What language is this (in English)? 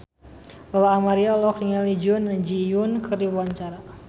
Sundanese